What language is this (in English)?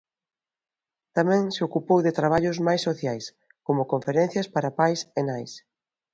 Galician